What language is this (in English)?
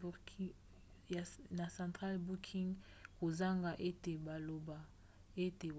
Lingala